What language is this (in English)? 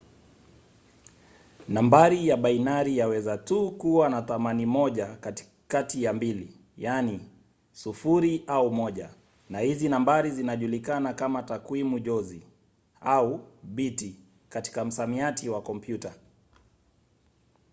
Swahili